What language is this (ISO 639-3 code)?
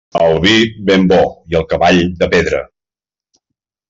cat